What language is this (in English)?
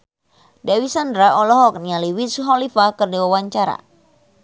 Sundanese